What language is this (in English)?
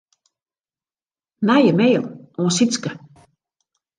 Western Frisian